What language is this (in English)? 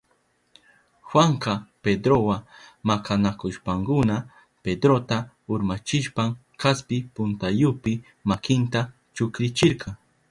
Southern Pastaza Quechua